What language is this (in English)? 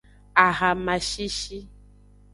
Aja (Benin)